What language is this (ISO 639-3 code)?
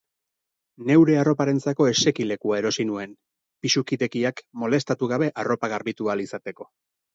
eus